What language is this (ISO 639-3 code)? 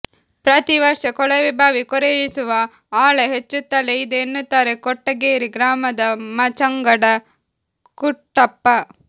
kan